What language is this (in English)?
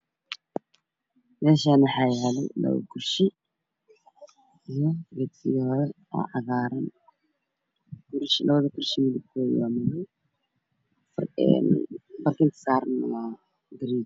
Somali